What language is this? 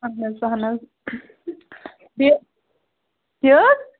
Kashmiri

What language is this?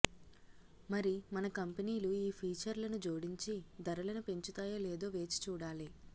Telugu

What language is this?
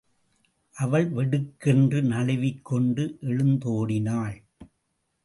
Tamil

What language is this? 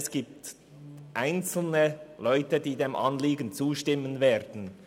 Swiss German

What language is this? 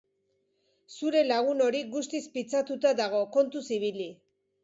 Basque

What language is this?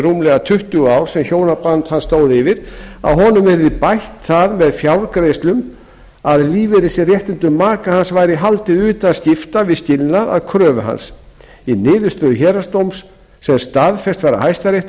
Icelandic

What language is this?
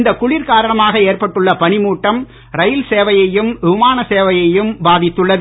Tamil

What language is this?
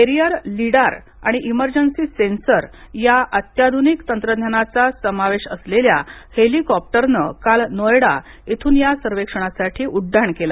Marathi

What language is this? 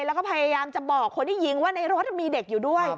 Thai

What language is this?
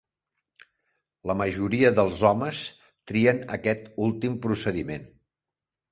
Catalan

